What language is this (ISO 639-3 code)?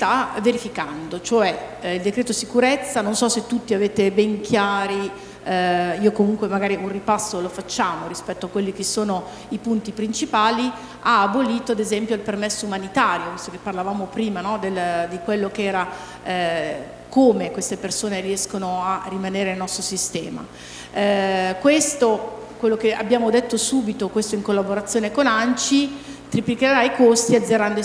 ita